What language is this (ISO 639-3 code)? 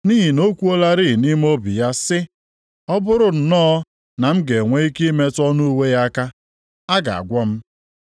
ibo